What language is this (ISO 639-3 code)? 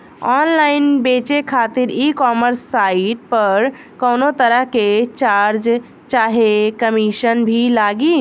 bho